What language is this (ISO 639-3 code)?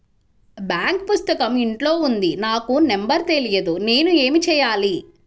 tel